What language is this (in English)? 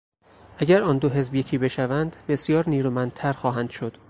Persian